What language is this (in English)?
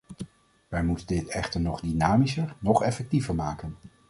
Dutch